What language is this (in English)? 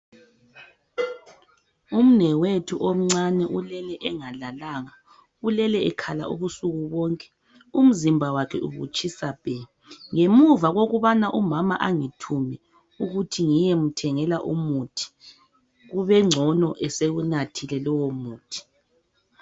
North Ndebele